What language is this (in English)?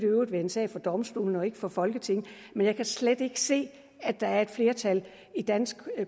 Danish